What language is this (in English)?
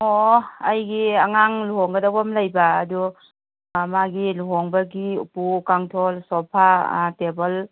Manipuri